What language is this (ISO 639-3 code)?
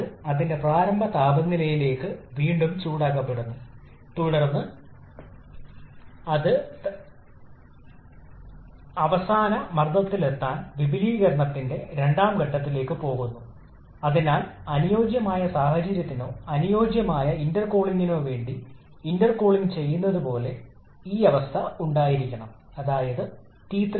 mal